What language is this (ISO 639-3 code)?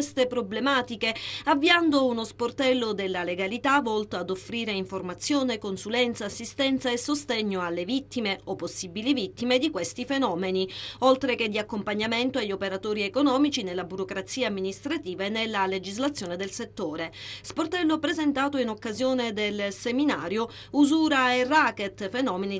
ita